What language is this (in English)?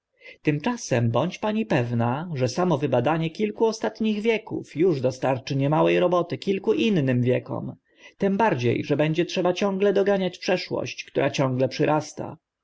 Polish